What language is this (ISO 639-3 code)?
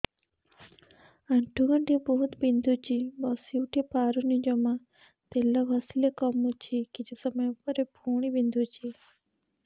ori